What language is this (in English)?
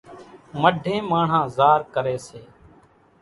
Kachi Koli